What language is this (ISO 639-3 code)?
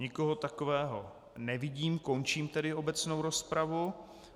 ces